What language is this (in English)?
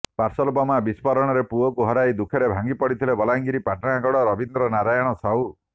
Odia